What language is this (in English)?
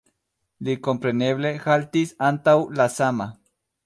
Esperanto